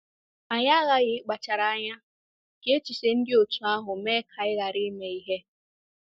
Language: Igbo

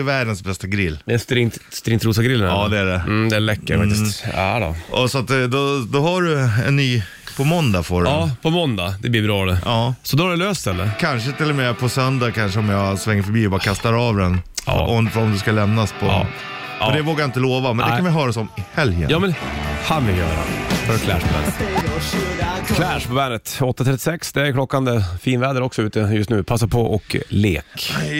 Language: Swedish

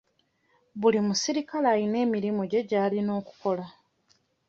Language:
Ganda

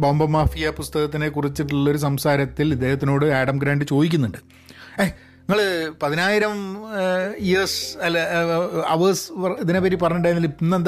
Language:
Malayalam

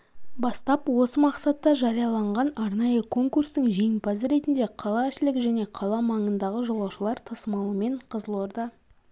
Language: Kazakh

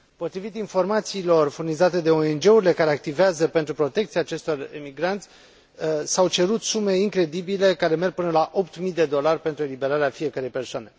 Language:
Romanian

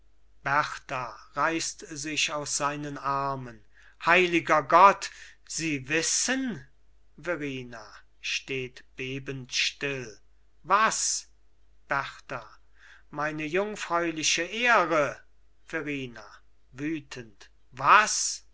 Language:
German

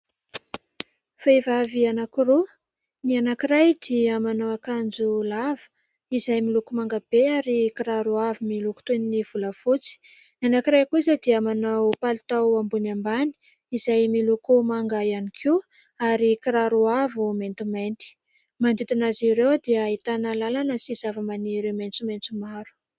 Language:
Malagasy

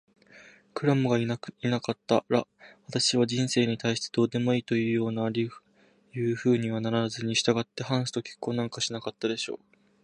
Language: Japanese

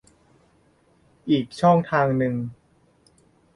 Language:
Thai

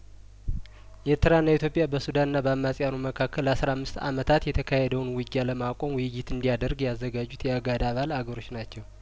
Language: Amharic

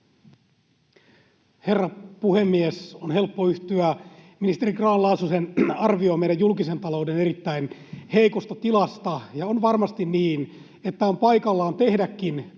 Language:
Finnish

